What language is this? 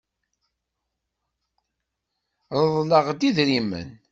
Kabyle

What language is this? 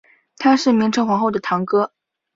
Chinese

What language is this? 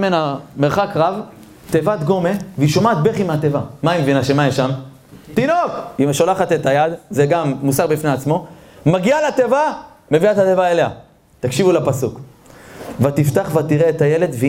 Hebrew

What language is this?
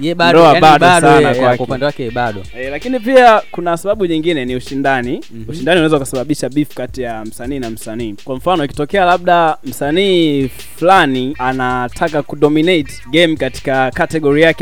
Swahili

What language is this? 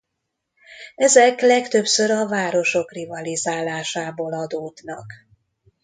Hungarian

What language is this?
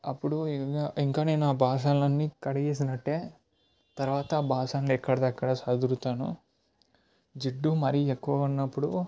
Telugu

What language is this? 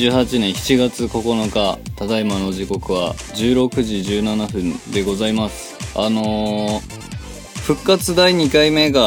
Japanese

